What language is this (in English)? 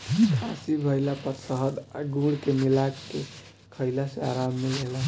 Bhojpuri